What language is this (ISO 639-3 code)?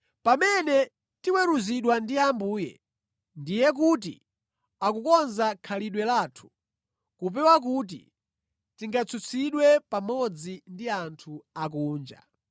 nya